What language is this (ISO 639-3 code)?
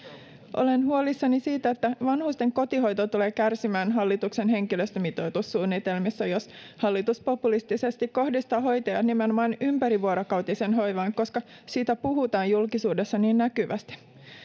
fin